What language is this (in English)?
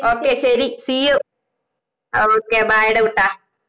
Malayalam